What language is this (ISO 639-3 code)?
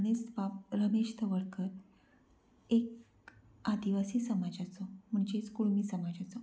kok